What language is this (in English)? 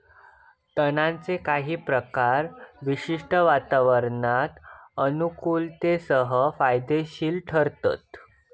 Marathi